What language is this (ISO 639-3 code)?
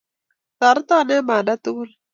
kln